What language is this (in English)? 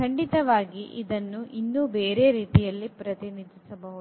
Kannada